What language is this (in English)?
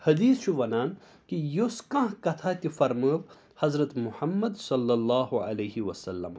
Kashmiri